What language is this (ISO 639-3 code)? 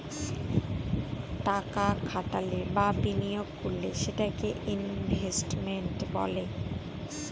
ben